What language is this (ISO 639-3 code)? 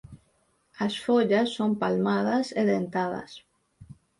glg